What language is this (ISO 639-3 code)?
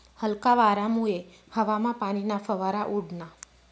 mar